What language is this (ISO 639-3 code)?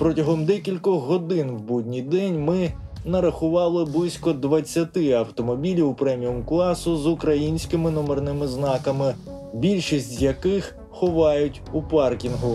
ukr